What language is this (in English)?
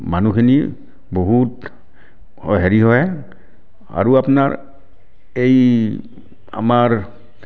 Assamese